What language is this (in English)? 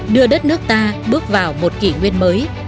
Vietnamese